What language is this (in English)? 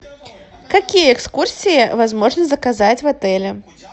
Russian